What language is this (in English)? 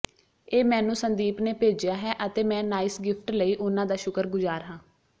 Punjabi